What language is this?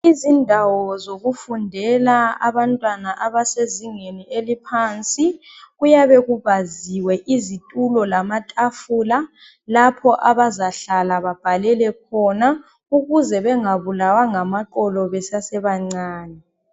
North Ndebele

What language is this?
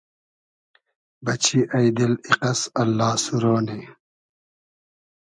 Hazaragi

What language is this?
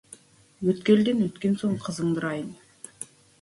Kazakh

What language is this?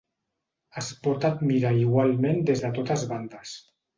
Catalan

